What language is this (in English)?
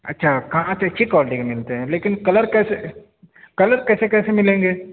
Urdu